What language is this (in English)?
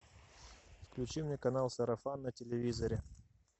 Russian